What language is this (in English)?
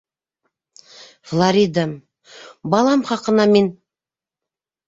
Bashkir